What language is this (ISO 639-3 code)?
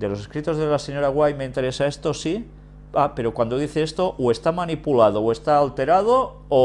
spa